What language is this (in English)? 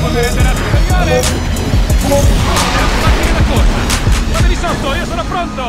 Italian